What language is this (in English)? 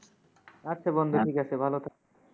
Bangla